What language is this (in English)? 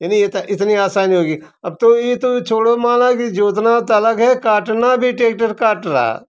Hindi